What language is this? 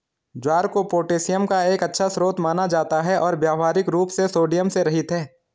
Hindi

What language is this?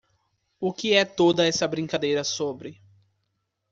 Portuguese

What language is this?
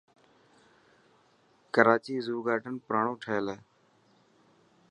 Dhatki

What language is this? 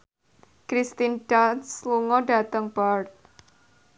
Javanese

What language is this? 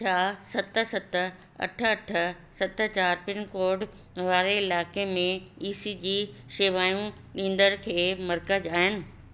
Sindhi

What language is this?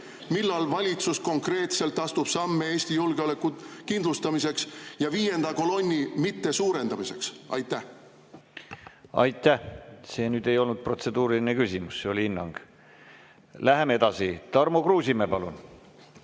Estonian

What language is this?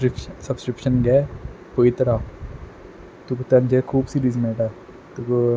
Konkani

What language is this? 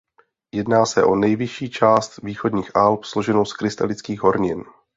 Czech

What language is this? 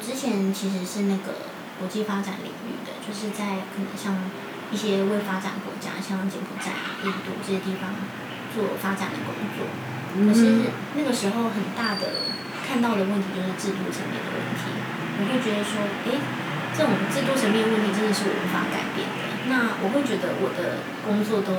Chinese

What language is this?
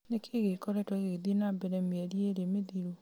Kikuyu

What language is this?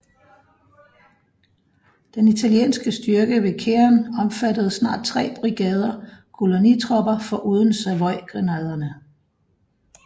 Danish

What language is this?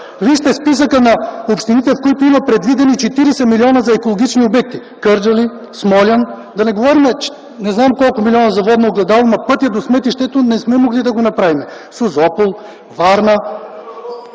Bulgarian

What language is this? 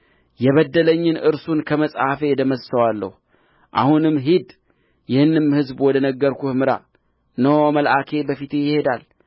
Amharic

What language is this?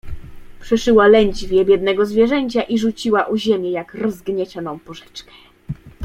Polish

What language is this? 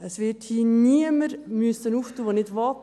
Swiss German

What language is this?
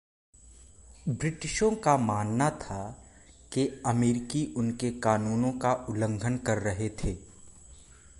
Hindi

